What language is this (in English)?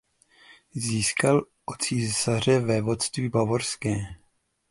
Czech